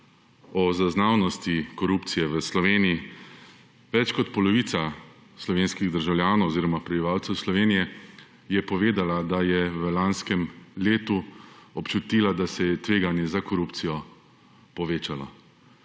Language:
Slovenian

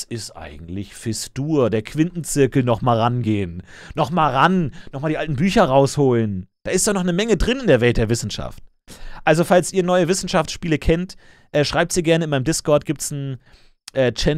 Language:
German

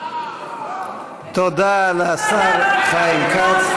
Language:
Hebrew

